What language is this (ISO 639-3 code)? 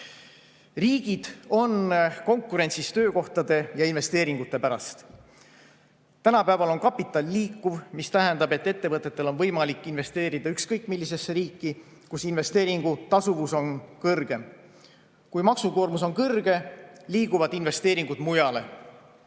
est